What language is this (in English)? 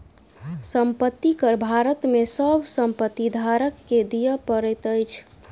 Maithili